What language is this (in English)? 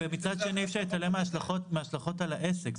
Hebrew